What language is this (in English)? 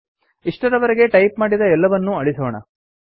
Kannada